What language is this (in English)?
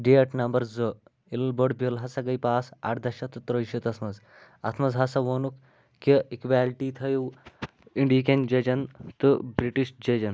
Kashmiri